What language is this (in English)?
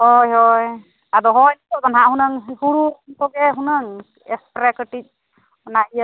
Santali